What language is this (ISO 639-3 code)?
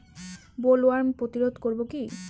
ben